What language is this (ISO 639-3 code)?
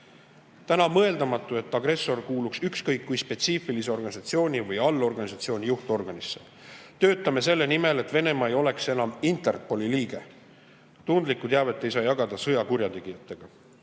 est